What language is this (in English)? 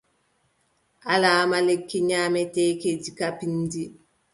Adamawa Fulfulde